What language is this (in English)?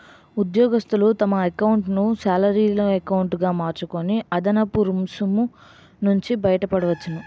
Telugu